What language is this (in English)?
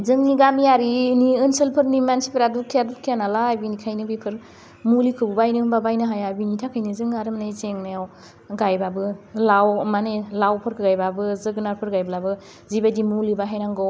Bodo